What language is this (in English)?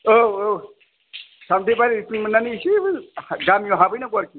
Bodo